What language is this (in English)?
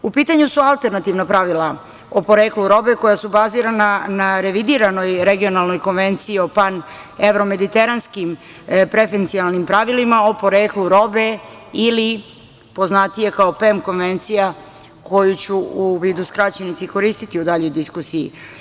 Serbian